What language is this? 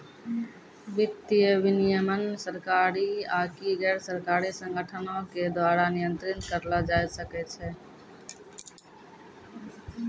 Maithili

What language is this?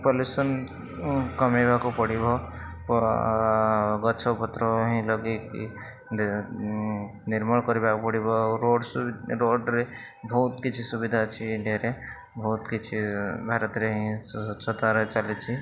Odia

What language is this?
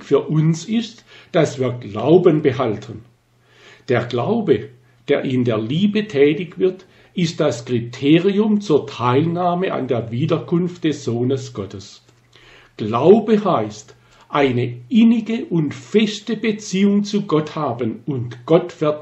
German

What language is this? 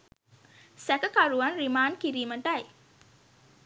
Sinhala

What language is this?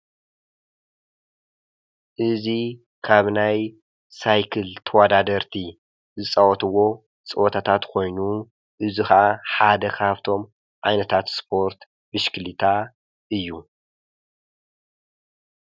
Tigrinya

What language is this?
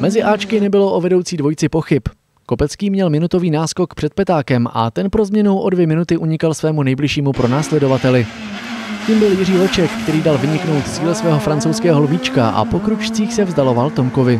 Czech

